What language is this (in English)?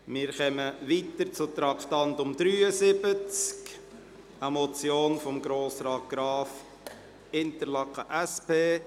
Swiss German